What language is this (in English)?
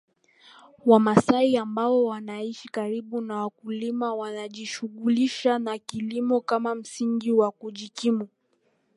Swahili